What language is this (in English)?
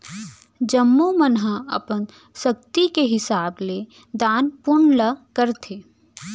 Chhattisgarhi